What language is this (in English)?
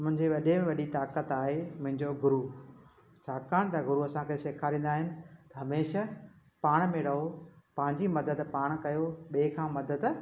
Sindhi